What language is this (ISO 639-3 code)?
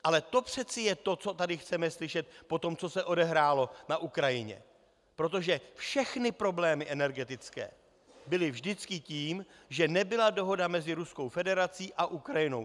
ces